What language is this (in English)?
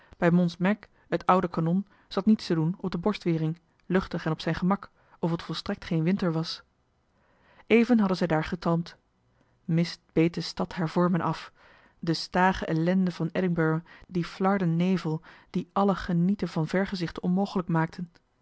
Dutch